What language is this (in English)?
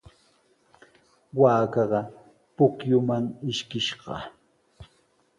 Sihuas Ancash Quechua